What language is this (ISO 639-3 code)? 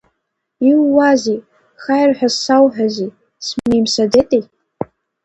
abk